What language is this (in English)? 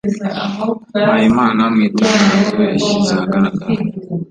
Kinyarwanda